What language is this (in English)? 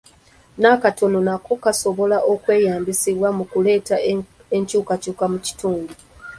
Ganda